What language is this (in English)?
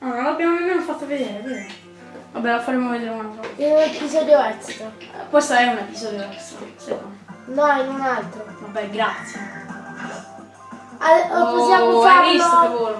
Italian